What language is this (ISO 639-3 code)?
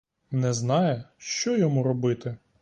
ukr